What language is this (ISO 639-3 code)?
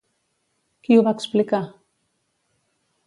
cat